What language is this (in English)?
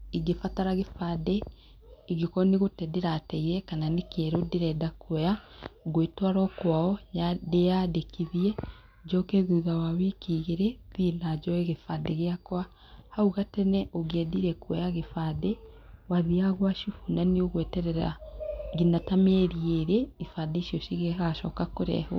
Kikuyu